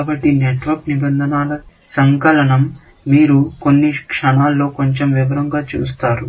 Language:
Telugu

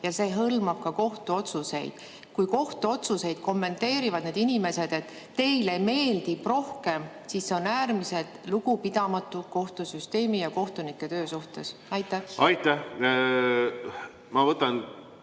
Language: Estonian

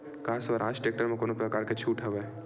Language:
Chhattisgarhi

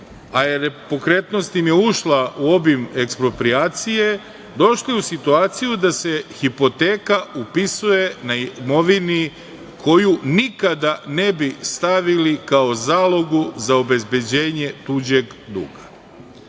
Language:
Serbian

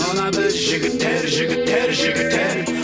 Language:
Kazakh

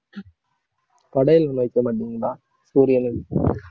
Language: Tamil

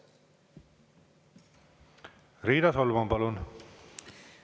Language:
Estonian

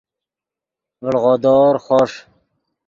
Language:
Yidgha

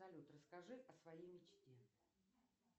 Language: Russian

